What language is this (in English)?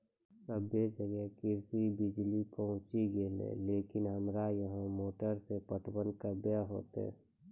Maithili